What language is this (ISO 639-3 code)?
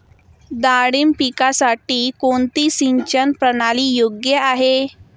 mar